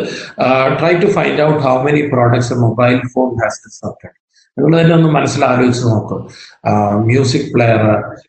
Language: Malayalam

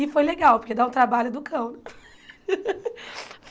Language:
Portuguese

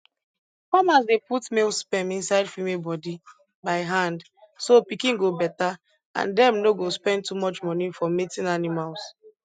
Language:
Nigerian Pidgin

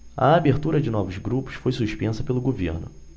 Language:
Portuguese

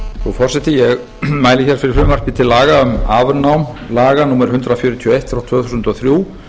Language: Icelandic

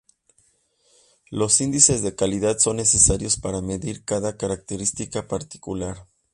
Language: Spanish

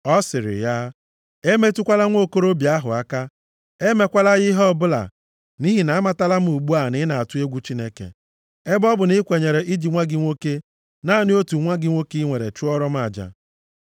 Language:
Igbo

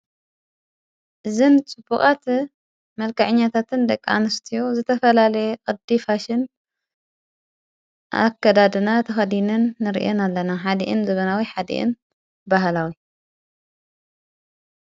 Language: Tigrinya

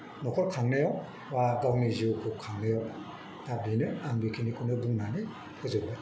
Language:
Bodo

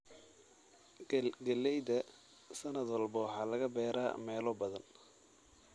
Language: Somali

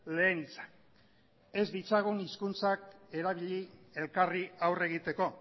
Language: Basque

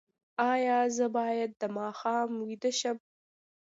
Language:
Pashto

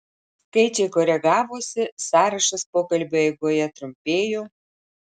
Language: Lithuanian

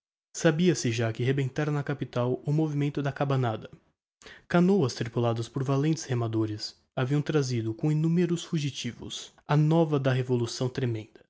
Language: Portuguese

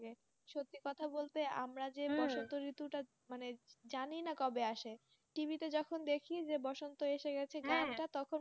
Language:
Bangla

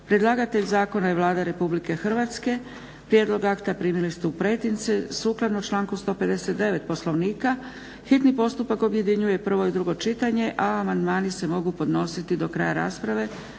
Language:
Croatian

